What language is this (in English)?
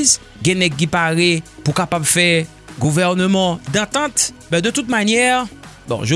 French